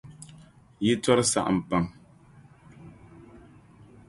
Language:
Dagbani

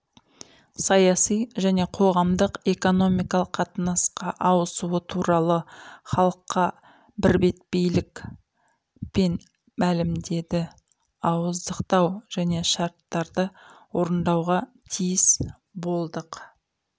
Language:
Kazakh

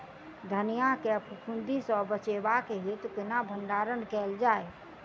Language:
Maithili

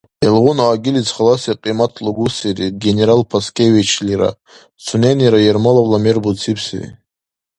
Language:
Dargwa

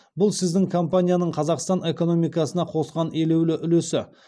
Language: Kazakh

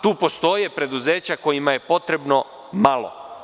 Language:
Serbian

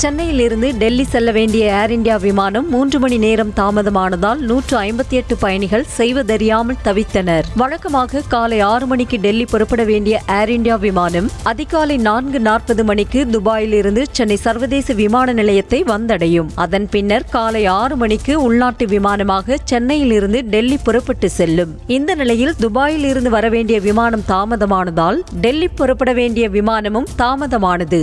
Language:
Tamil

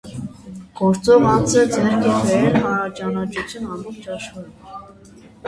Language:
Armenian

